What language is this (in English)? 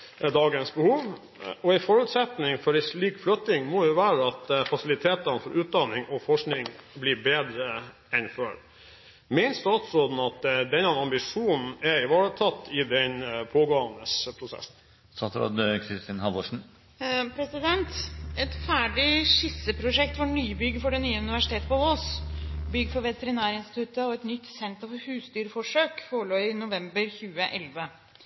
Norwegian Bokmål